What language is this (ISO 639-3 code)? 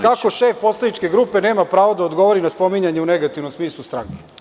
srp